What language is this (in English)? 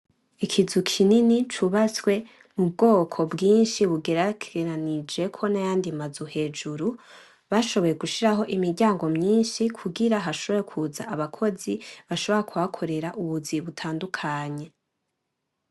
Rundi